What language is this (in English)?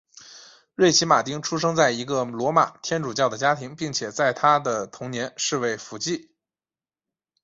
Chinese